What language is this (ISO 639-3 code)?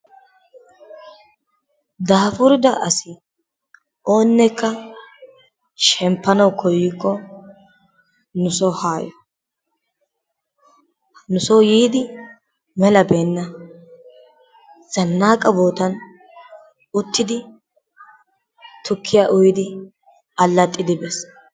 wal